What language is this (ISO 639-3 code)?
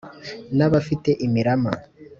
kin